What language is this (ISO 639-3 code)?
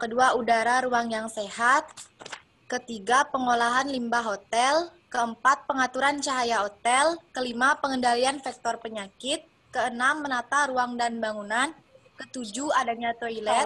ind